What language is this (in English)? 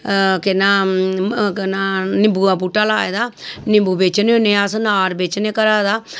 Dogri